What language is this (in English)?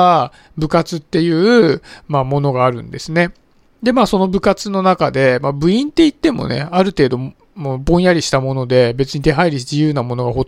Japanese